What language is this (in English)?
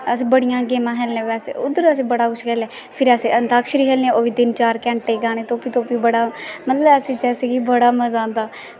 Dogri